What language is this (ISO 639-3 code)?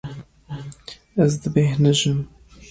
kur